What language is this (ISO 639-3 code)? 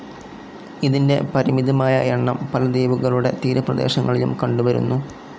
mal